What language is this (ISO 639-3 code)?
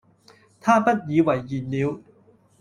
yue